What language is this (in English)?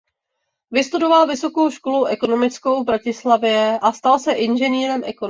Czech